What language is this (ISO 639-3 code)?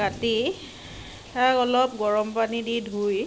asm